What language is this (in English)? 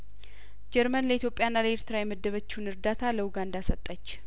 Amharic